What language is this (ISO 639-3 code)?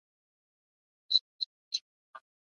pus